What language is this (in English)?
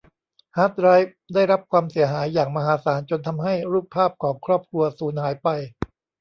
Thai